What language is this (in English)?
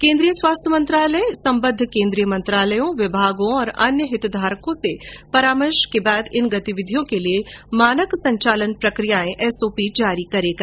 Hindi